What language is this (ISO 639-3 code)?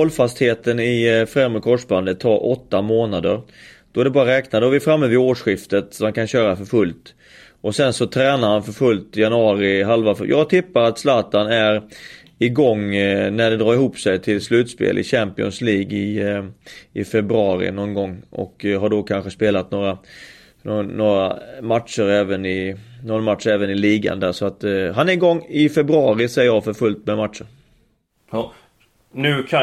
swe